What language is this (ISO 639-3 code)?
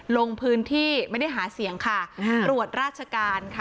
tha